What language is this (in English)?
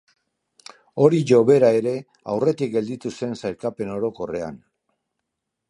Basque